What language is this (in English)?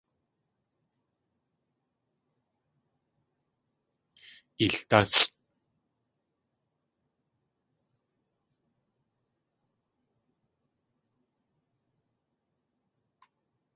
Tlingit